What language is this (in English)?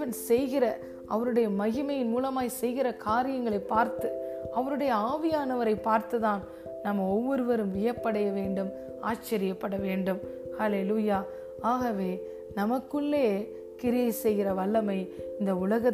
Tamil